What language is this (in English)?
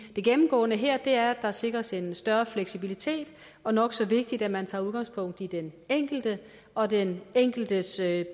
Danish